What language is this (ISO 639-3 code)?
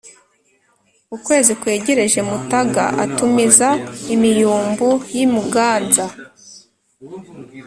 kin